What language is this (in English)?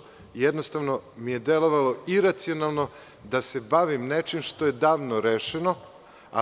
Serbian